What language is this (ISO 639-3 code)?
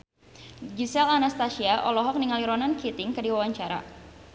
sun